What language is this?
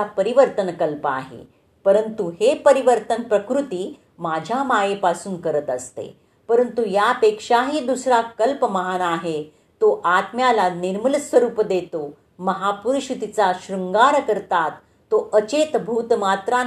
Marathi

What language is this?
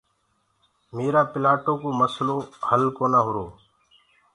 Gurgula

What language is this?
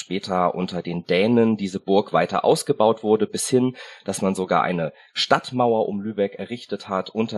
German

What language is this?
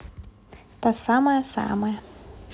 Russian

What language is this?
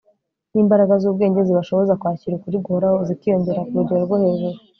Kinyarwanda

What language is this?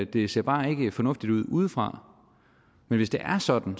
Danish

